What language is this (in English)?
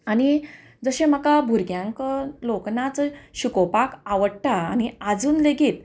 Konkani